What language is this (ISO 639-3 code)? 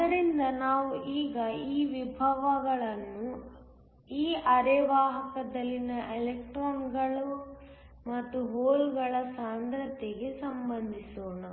kan